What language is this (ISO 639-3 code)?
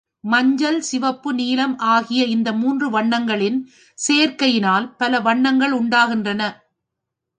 tam